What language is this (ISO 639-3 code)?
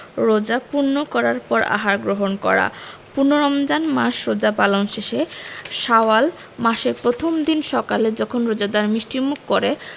ben